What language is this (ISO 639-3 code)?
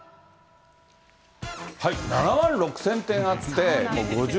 jpn